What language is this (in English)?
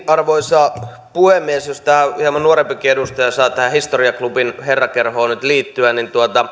Finnish